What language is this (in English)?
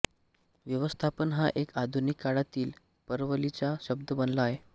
Marathi